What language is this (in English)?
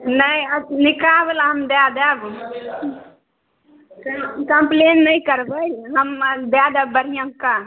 Maithili